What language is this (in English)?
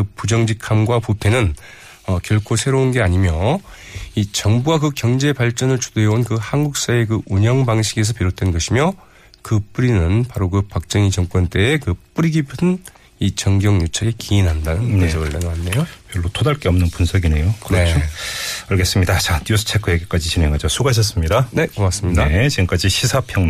Korean